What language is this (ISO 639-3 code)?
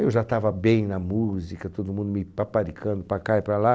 por